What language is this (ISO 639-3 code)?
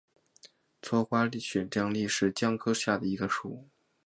zho